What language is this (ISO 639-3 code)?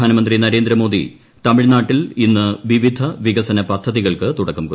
mal